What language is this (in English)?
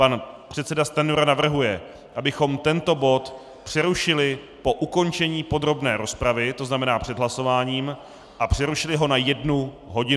Czech